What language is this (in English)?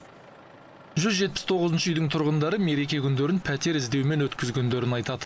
Kazakh